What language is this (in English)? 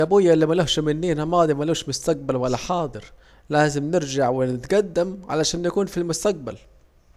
Saidi Arabic